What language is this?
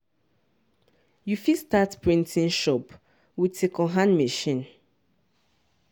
Nigerian Pidgin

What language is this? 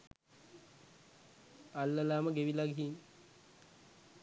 Sinhala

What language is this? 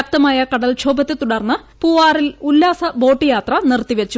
Malayalam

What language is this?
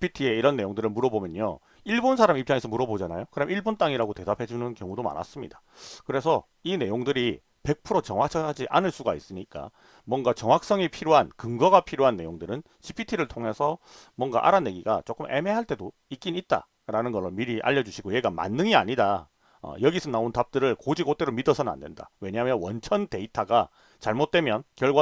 Korean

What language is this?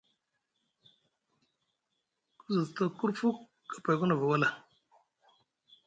Musgu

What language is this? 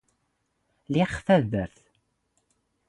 Standard Moroccan Tamazight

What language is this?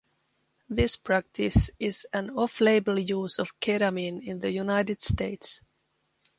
English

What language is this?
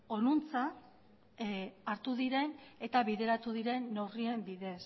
Basque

